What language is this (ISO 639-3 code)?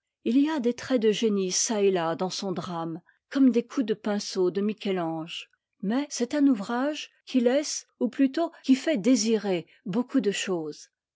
fra